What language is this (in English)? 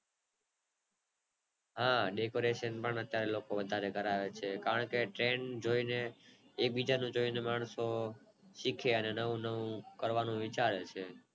Gujarati